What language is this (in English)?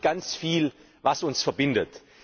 German